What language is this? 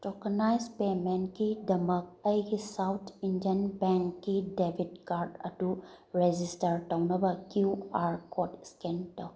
Manipuri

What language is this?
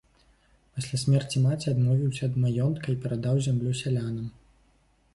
Belarusian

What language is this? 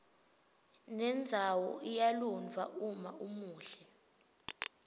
Swati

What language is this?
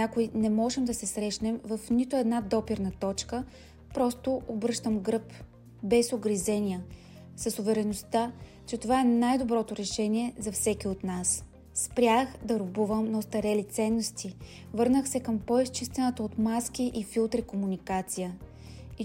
Bulgarian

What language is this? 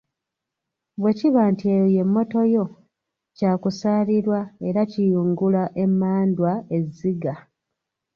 Ganda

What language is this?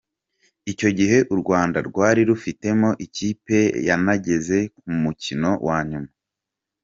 Kinyarwanda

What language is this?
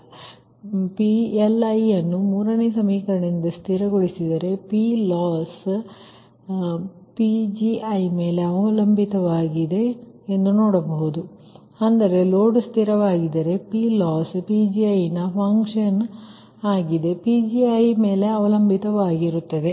Kannada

